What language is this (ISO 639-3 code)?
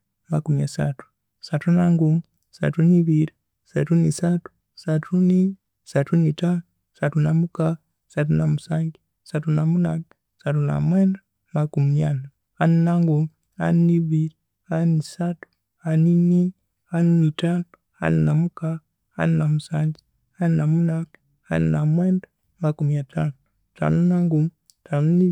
koo